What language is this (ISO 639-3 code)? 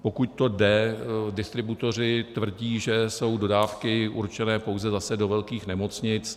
ces